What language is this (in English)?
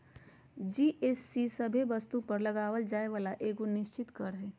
Magahi